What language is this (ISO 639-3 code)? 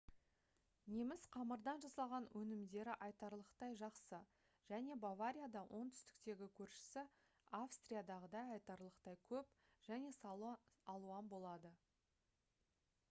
kaz